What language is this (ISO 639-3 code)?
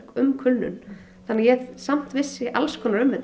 isl